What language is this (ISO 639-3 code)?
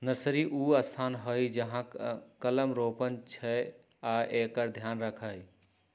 mag